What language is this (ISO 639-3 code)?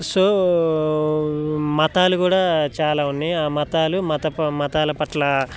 tel